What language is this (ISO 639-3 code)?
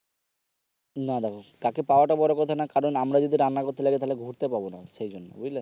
ben